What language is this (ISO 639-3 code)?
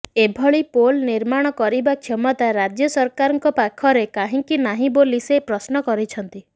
ori